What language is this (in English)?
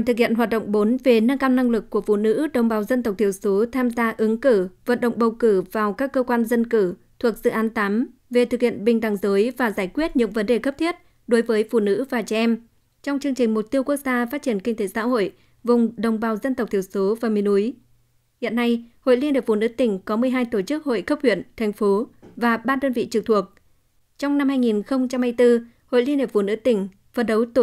Vietnamese